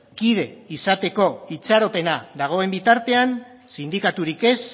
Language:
Basque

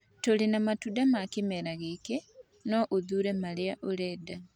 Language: Kikuyu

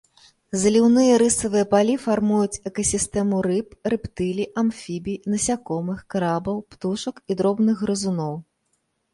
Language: Belarusian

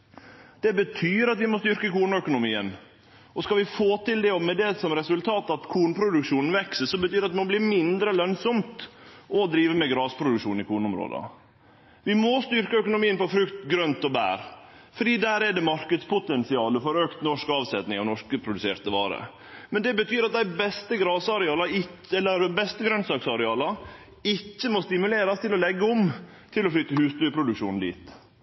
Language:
Norwegian Nynorsk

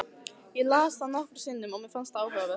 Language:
Icelandic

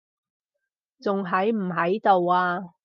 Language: Cantonese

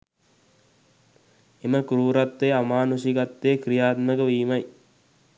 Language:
Sinhala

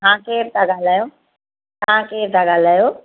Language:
Sindhi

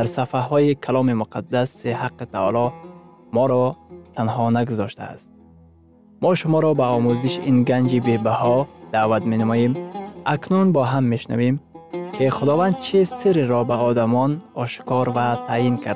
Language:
Persian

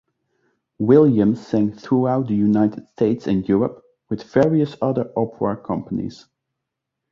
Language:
English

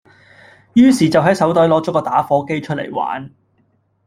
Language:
Cantonese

